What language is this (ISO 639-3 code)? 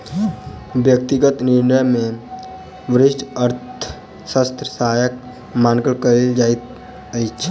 mai